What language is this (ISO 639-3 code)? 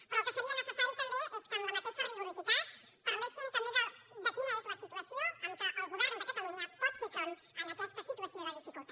cat